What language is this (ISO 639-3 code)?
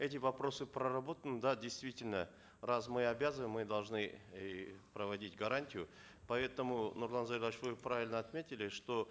kaz